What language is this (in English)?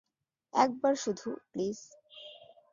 Bangla